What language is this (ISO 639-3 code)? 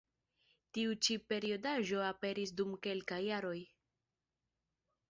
epo